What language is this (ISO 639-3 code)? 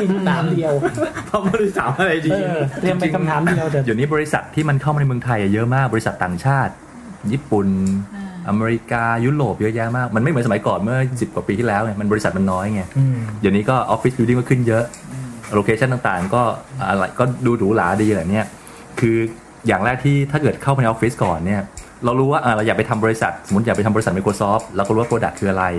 tha